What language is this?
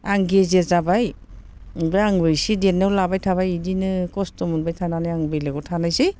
Bodo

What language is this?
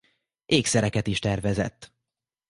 Hungarian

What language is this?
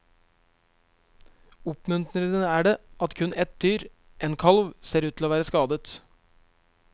Norwegian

